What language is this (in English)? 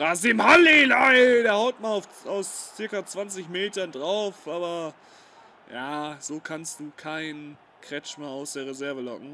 German